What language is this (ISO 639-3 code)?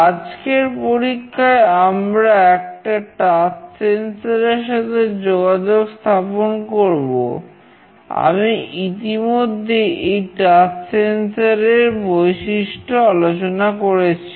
ben